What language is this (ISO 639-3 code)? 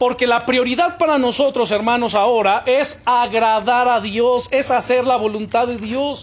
spa